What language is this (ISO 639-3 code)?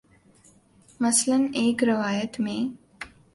urd